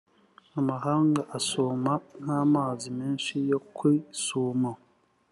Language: Kinyarwanda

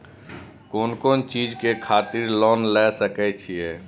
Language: Maithili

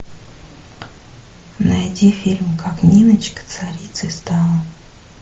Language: Russian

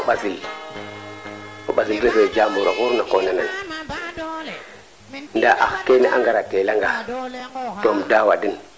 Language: Serer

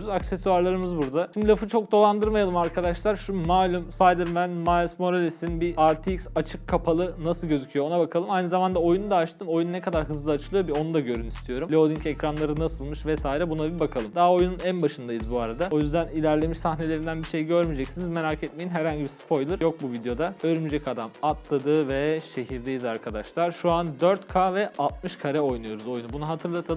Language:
Turkish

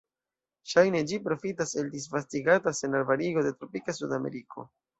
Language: Esperanto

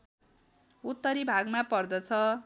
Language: Nepali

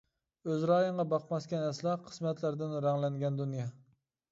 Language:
Uyghur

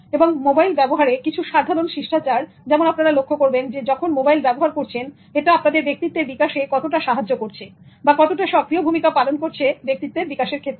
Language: Bangla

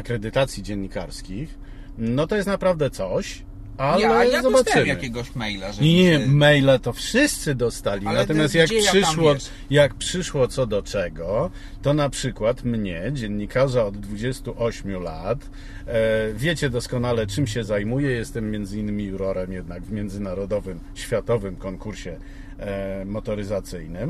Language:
Polish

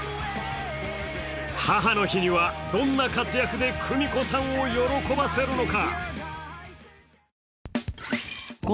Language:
Japanese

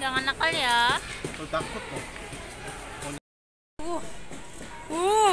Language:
Indonesian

